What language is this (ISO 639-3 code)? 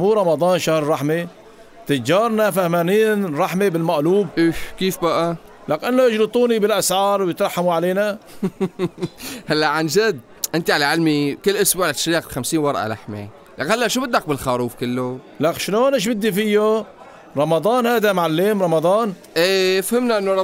ara